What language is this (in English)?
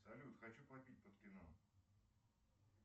Russian